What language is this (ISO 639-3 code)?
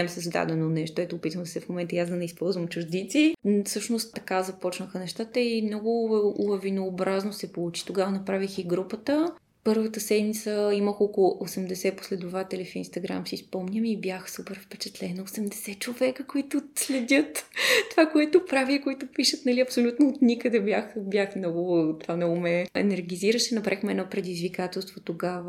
bul